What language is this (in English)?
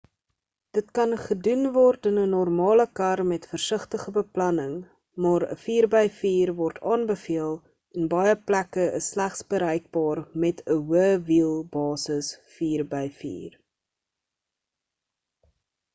Afrikaans